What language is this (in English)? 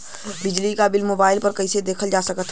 Bhojpuri